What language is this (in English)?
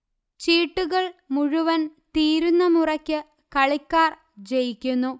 Malayalam